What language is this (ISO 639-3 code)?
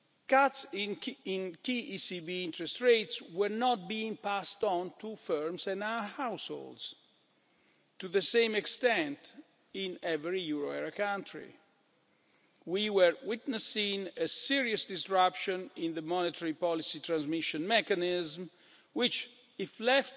eng